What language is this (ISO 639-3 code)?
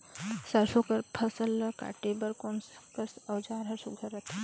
hne